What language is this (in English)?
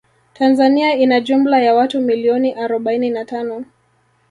Swahili